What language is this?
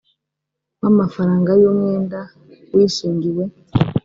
Kinyarwanda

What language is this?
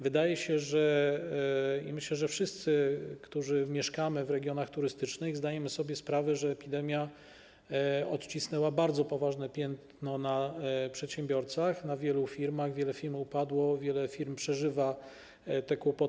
Polish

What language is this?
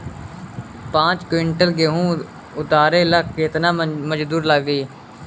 Bhojpuri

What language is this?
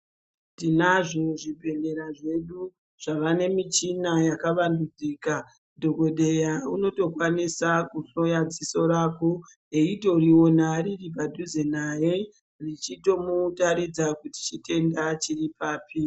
Ndau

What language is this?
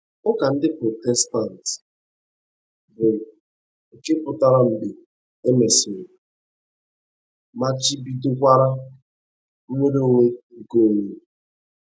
Igbo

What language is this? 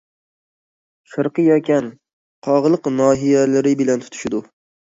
Uyghur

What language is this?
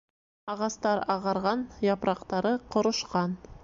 Bashkir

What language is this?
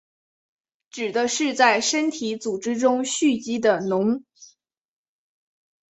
Chinese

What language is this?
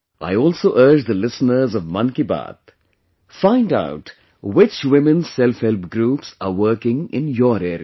English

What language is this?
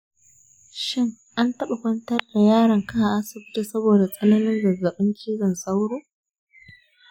Hausa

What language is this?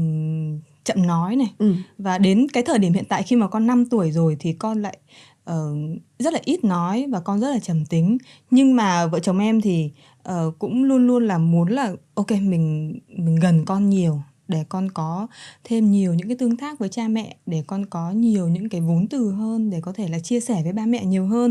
Vietnamese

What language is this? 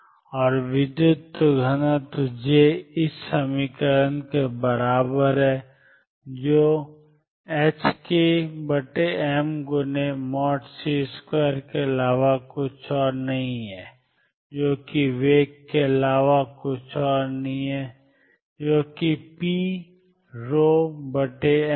Hindi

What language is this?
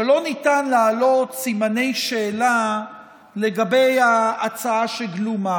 Hebrew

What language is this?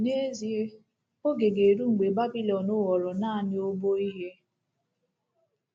Igbo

